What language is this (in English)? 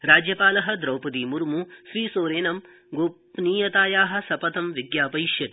Sanskrit